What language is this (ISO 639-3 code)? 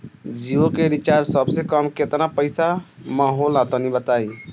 bho